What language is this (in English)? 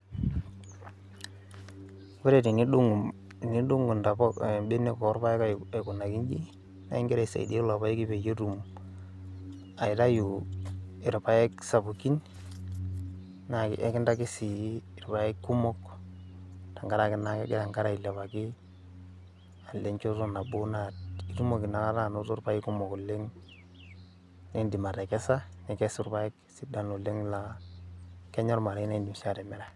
Masai